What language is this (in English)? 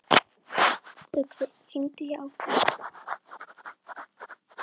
Icelandic